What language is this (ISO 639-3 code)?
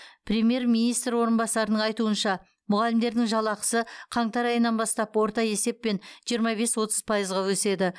kaz